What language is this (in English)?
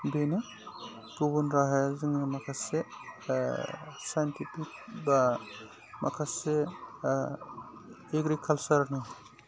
Bodo